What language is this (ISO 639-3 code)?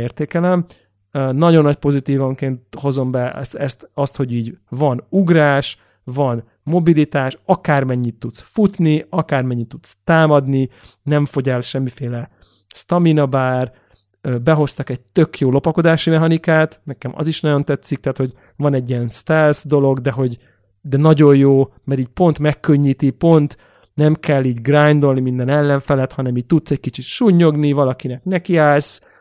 hun